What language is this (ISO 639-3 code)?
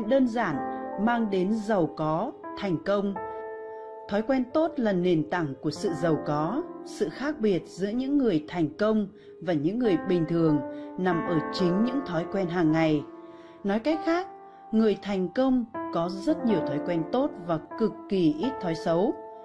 vie